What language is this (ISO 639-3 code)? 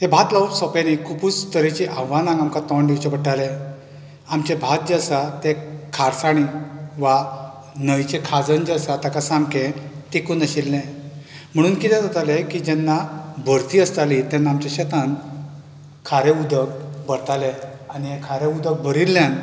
kok